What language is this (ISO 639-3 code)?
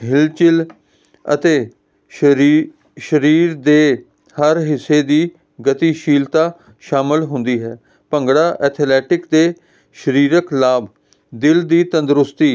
pan